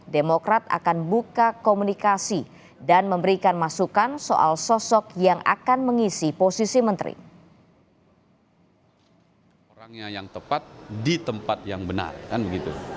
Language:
Indonesian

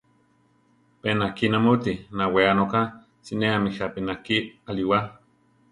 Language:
Central Tarahumara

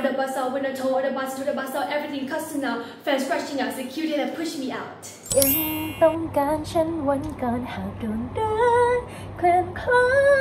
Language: Thai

